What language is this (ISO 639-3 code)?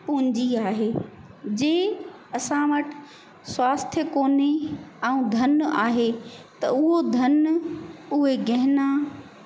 snd